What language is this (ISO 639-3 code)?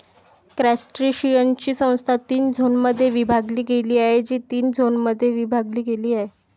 mar